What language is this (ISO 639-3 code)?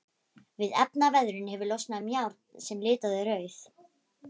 isl